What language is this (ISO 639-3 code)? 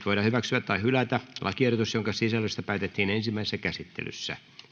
fin